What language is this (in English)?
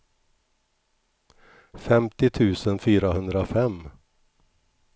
Swedish